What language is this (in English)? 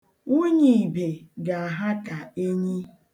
Igbo